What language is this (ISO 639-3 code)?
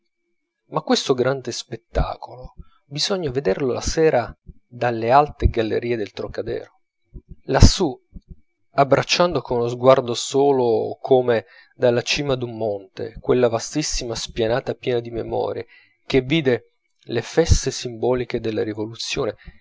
ita